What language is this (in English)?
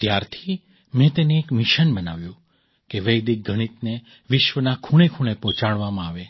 Gujarati